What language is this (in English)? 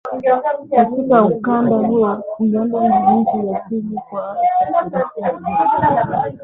Swahili